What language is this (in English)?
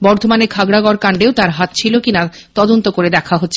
Bangla